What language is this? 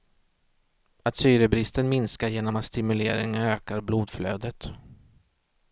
Swedish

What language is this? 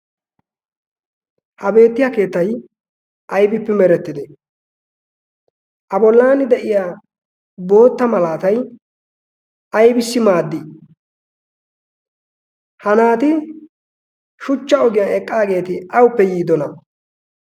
Wolaytta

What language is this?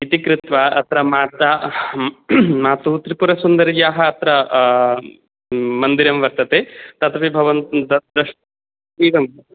Sanskrit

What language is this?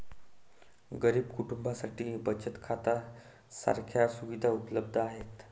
Marathi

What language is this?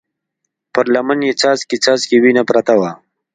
Pashto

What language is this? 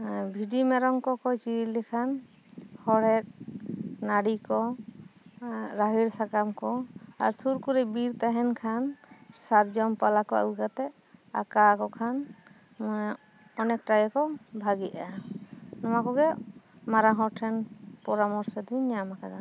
Santali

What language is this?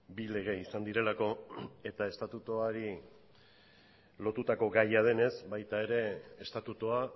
Basque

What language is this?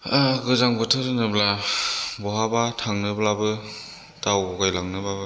Bodo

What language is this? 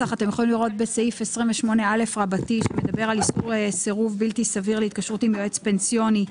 Hebrew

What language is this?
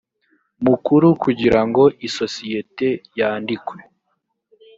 Kinyarwanda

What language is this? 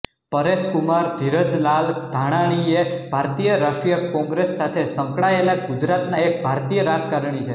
Gujarati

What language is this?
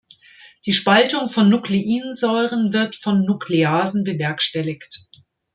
German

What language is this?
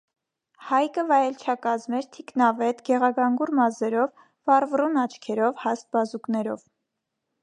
Armenian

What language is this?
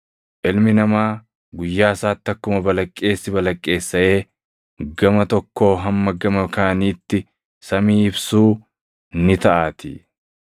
Oromo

